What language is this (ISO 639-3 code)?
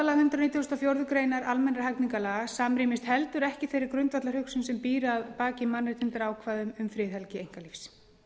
isl